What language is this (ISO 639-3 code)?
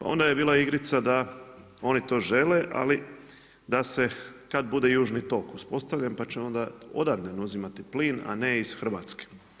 hrv